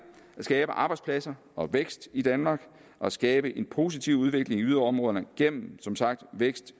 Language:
Danish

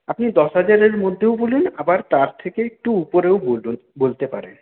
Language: Bangla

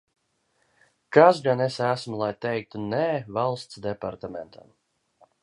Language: Latvian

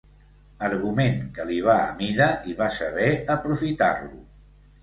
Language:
Catalan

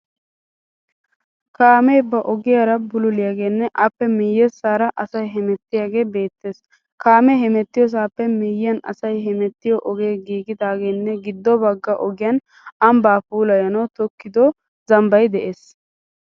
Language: Wolaytta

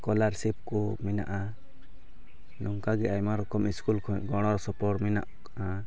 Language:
Santali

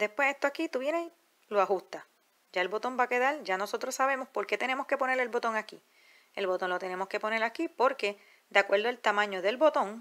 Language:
Spanish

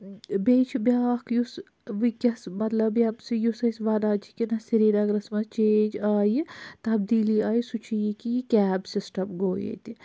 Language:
Kashmiri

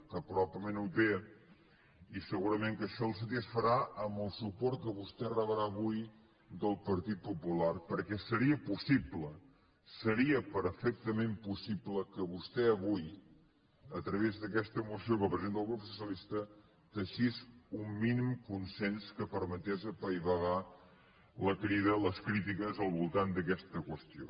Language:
Catalan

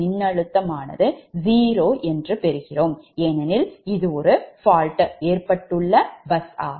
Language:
Tamil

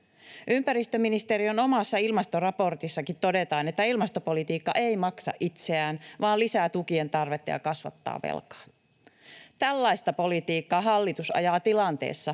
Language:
Finnish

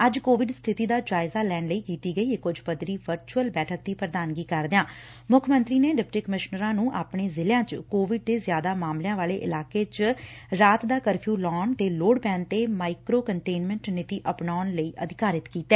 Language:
Punjabi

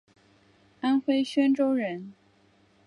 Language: Chinese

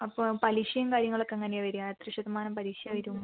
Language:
Malayalam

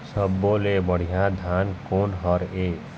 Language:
Chhattisgarhi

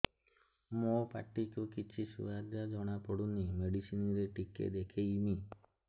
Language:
Odia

